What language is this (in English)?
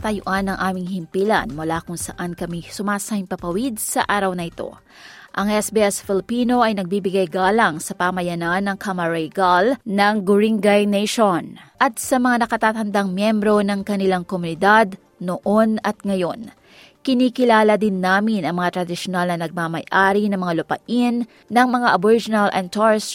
Filipino